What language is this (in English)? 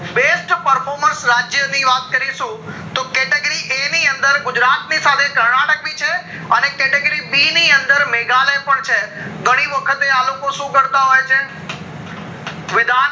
Gujarati